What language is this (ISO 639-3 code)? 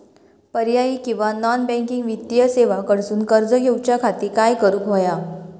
mar